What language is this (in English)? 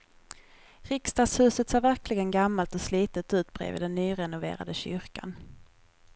Swedish